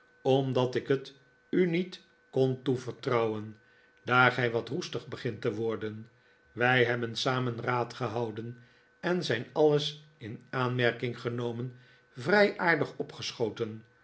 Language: Dutch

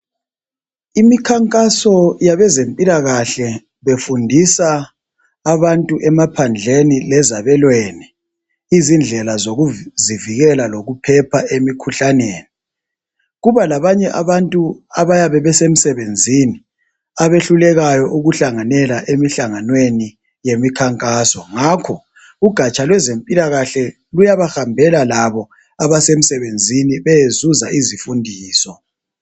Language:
North Ndebele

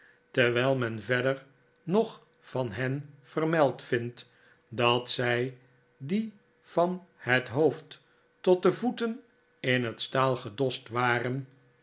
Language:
Dutch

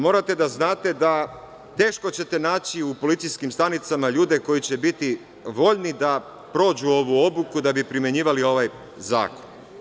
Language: Serbian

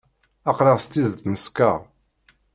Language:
Kabyle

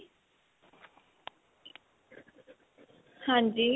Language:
Punjabi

